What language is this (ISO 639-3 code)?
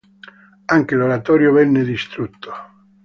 ita